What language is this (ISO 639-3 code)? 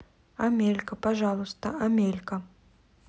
rus